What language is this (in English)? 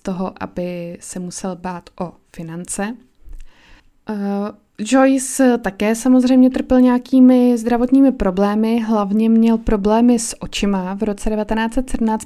Czech